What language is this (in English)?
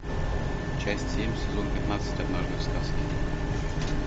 Russian